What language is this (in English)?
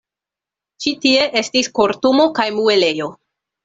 Esperanto